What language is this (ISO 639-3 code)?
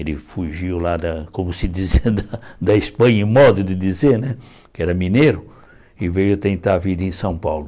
por